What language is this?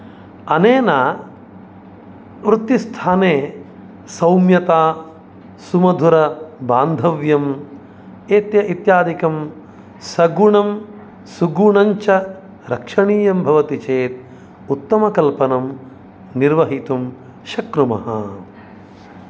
Sanskrit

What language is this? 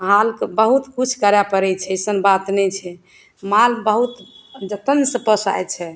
Maithili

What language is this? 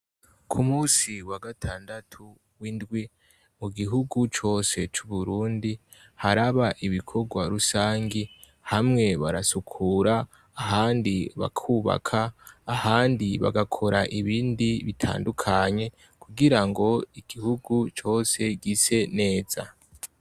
Rundi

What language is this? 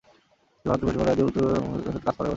Bangla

